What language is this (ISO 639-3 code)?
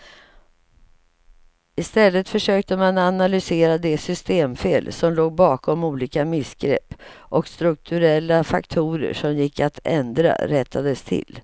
swe